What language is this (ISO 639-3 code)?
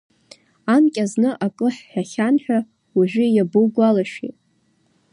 abk